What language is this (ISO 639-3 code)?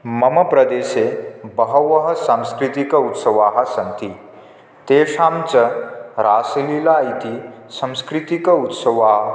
san